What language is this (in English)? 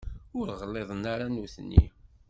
Kabyle